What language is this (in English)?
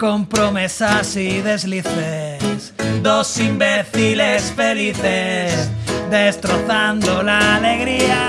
Spanish